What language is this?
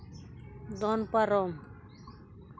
Santali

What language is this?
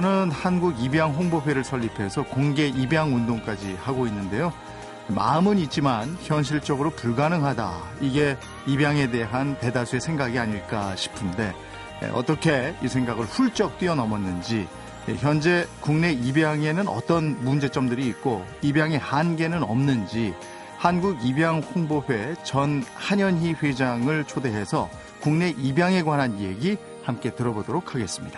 Korean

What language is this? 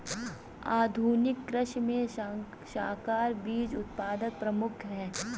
Hindi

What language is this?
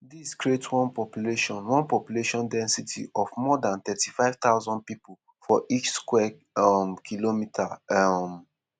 Nigerian Pidgin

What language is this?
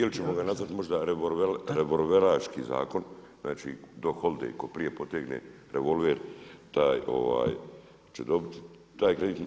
Croatian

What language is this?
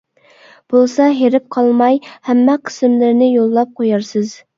Uyghur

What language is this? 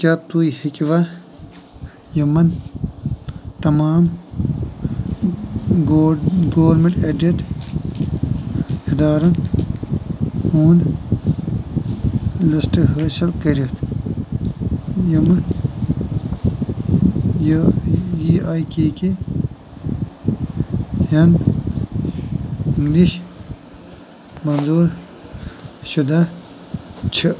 Kashmiri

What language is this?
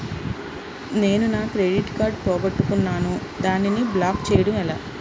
Telugu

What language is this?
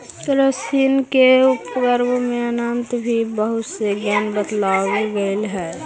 Magahi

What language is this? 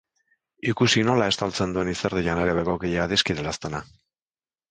Basque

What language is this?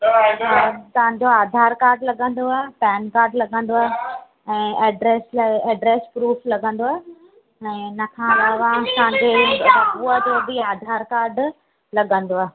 Sindhi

